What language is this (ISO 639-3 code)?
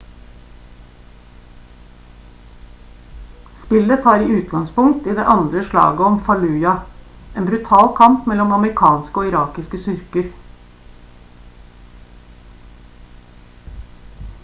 nob